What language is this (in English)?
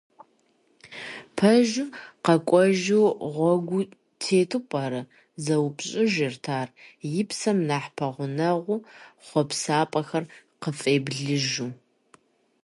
Kabardian